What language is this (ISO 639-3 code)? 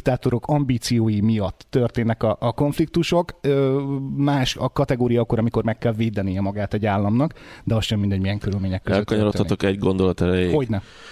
hun